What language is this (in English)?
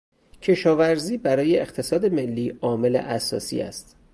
Persian